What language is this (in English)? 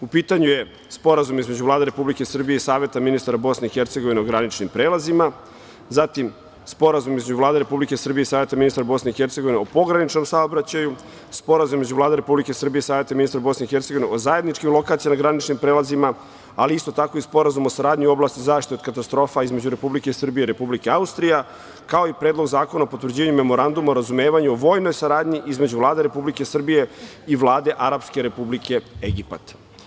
Serbian